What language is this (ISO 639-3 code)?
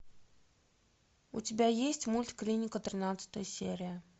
rus